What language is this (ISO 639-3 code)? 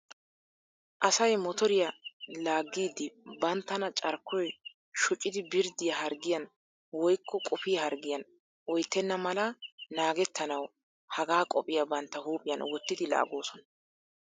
wal